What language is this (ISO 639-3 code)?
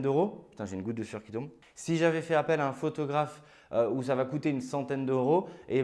fra